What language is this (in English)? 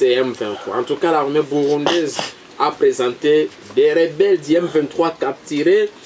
French